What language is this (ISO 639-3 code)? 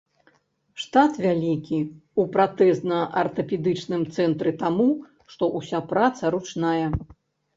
bel